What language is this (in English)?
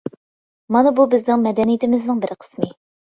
Uyghur